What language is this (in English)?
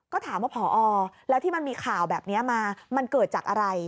Thai